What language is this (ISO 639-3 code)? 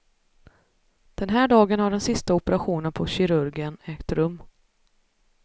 swe